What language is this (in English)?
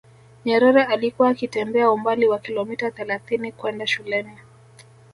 Swahili